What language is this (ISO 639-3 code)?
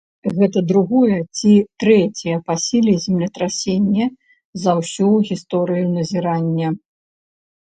bel